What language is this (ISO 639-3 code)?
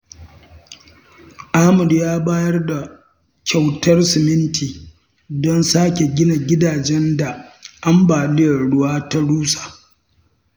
hau